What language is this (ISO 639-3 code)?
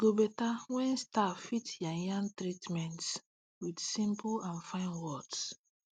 pcm